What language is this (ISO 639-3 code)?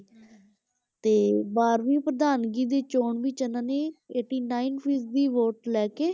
pan